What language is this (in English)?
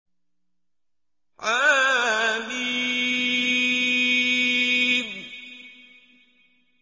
Arabic